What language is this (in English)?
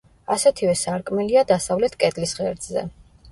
Georgian